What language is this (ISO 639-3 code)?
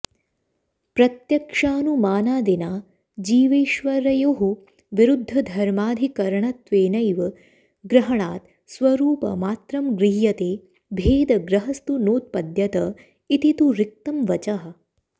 san